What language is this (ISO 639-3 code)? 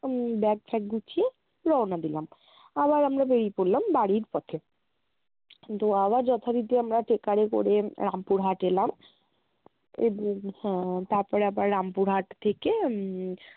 ben